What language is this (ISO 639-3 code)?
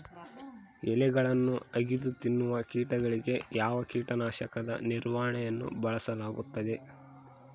kan